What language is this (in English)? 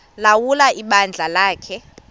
Xhosa